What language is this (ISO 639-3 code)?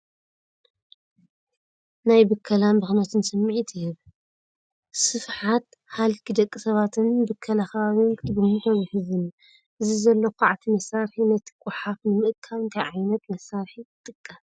tir